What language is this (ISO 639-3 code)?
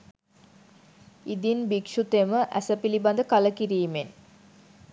sin